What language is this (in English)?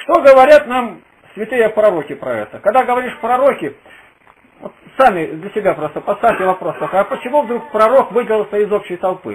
Russian